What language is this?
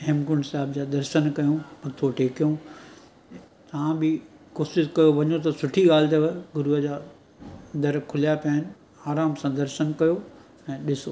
Sindhi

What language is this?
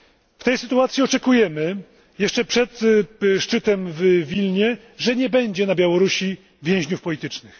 Polish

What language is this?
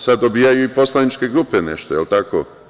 Serbian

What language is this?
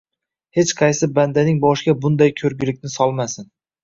Uzbek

